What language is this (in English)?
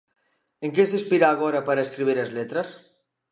Galician